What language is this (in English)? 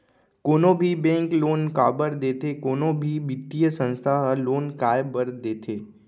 Chhattisgarhi